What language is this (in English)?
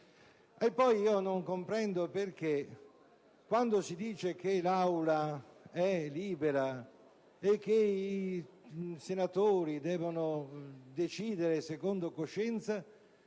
Italian